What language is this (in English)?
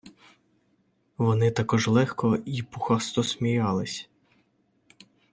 Ukrainian